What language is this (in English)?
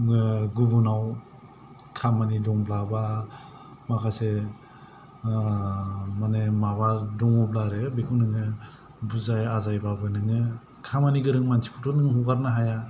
Bodo